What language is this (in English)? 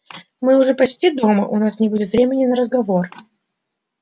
Russian